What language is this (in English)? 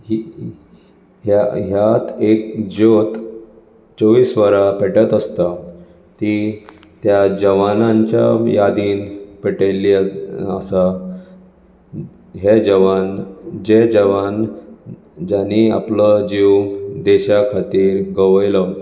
Konkani